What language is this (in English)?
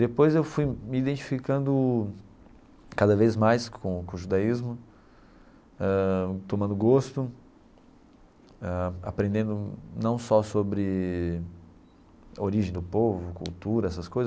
Portuguese